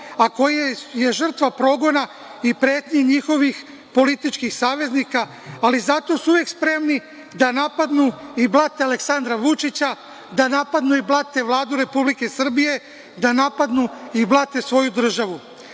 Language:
Serbian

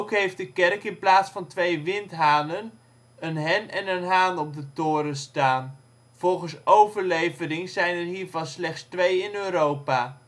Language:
Dutch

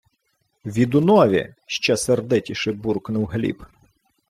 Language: Ukrainian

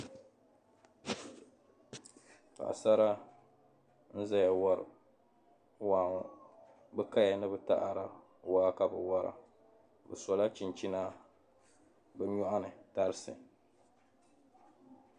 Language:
Dagbani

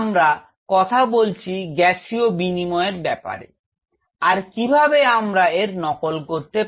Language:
Bangla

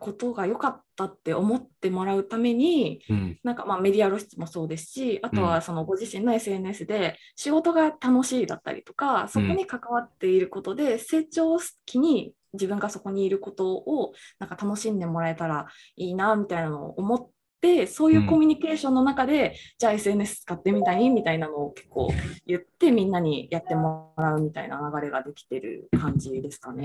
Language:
Japanese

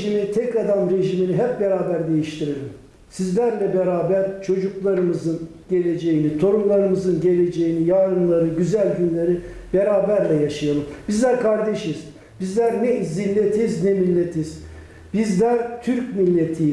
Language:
Turkish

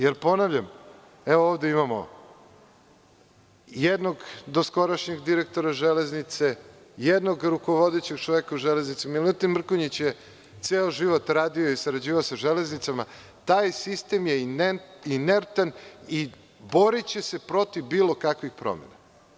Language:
Serbian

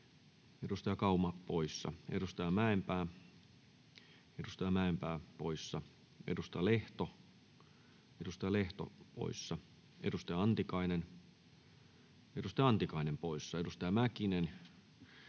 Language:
Finnish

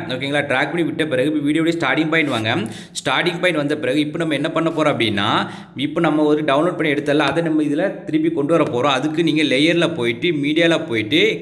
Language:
Tamil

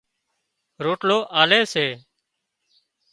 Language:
Wadiyara Koli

